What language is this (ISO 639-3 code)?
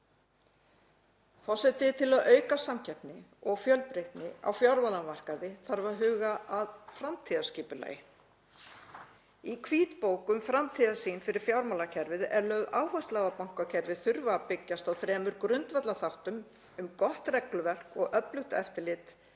isl